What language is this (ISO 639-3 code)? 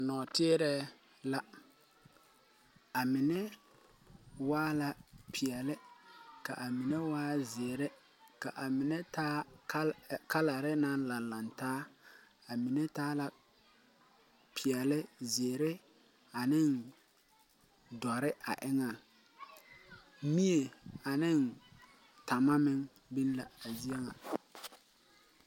dga